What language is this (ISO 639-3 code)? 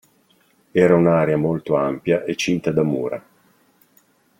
ita